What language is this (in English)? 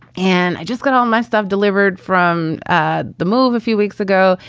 English